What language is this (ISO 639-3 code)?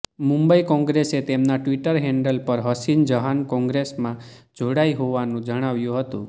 guj